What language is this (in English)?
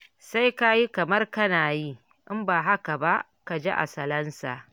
Hausa